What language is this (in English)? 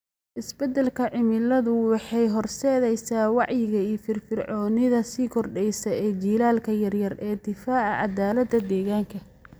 Somali